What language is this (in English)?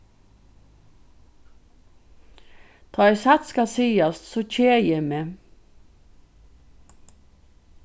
Faroese